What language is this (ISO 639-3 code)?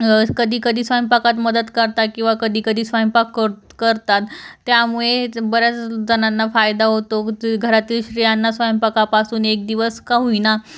mar